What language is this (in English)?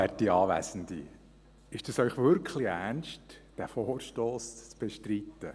Swiss German